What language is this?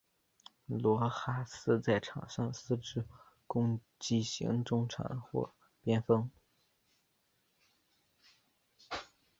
Chinese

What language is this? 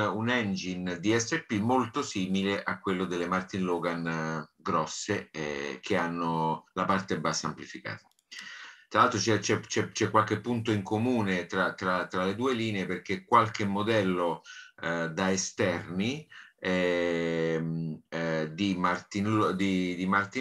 Italian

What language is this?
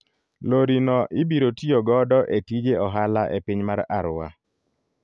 Luo (Kenya and Tanzania)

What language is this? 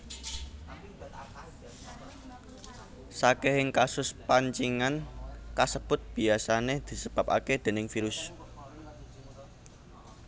Javanese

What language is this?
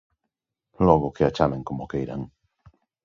Galician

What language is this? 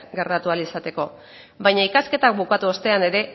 Basque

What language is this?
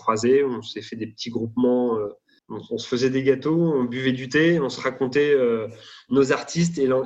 French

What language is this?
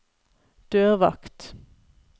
Norwegian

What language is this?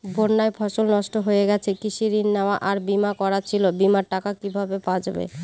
Bangla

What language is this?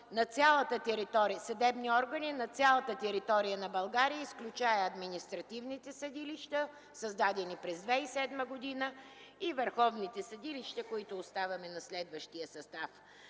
Bulgarian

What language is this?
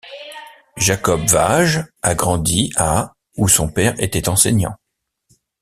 French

